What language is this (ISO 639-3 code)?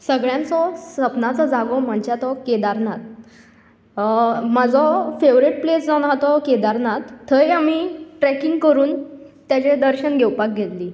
kok